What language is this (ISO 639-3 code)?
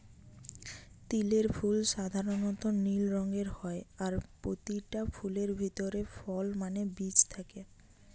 ben